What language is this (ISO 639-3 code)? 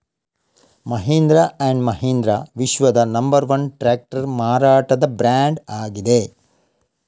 kan